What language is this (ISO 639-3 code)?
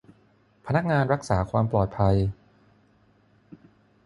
tha